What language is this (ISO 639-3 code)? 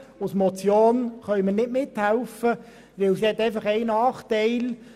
gsw